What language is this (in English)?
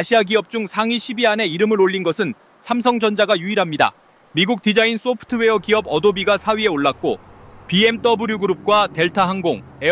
Korean